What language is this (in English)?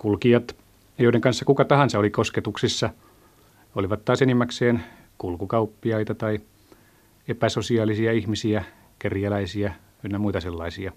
Finnish